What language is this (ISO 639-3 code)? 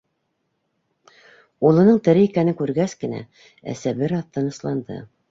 bak